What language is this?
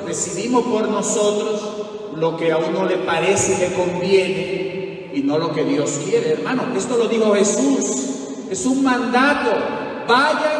Spanish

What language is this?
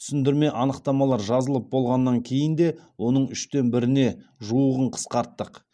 Kazakh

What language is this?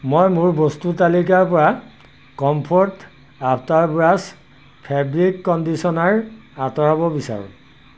Assamese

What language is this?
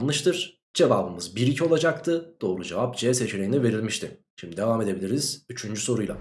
Turkish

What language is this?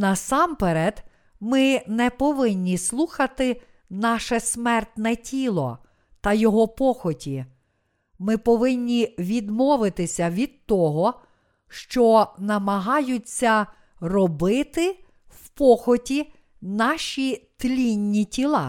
Ukrainian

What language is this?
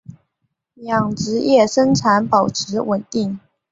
Chinese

